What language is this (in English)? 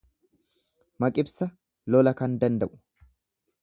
Oromo